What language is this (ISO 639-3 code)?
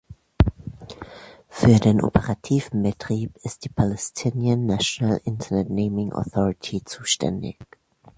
deu